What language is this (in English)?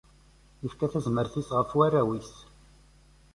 Kabyle